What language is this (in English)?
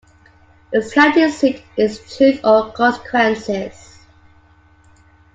English